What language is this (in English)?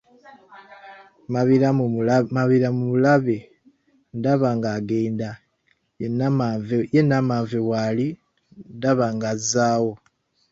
Ganda